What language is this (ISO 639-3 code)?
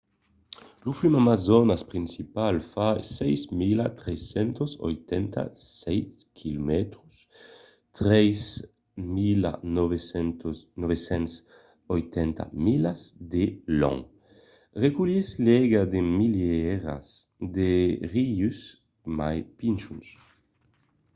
oci